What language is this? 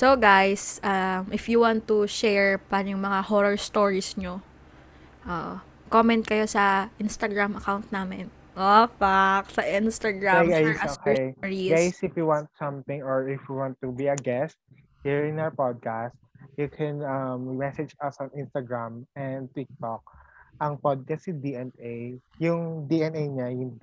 Filipino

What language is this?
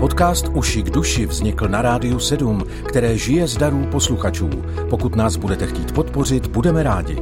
Czech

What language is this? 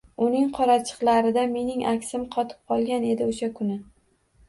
Uzbek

